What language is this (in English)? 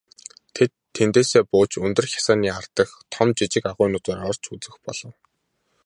Mongolian